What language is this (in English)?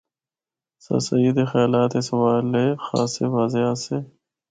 Northern Hindko